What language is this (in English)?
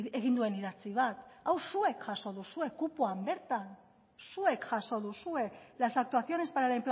Basque